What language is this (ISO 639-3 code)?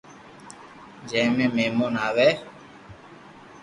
lrk